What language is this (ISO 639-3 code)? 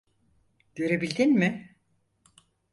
tur